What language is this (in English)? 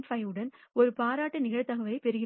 Tamil